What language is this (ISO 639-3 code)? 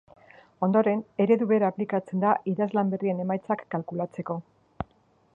eus